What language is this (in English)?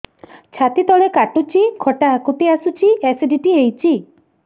Odia